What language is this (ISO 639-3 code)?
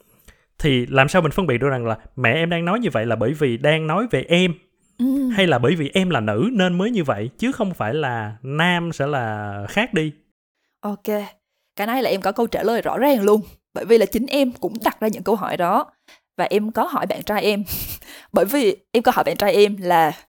vie